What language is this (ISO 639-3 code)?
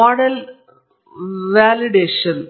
kan